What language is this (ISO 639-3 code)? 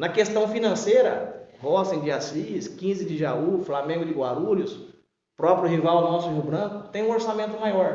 por